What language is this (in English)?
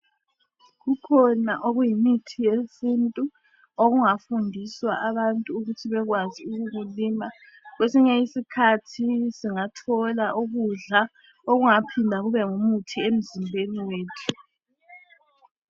North Ndebele